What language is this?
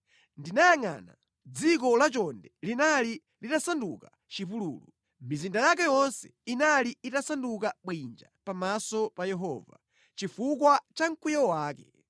Nyanja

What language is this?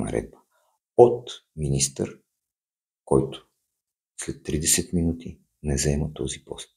Bulgarian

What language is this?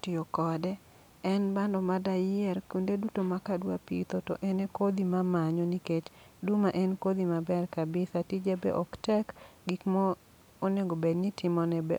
Luo (Kenya and Tanzania)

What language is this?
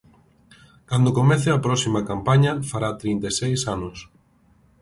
Galician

